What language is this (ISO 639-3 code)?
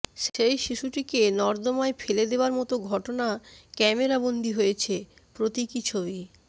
ben